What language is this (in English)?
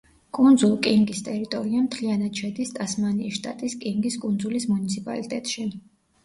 Georgian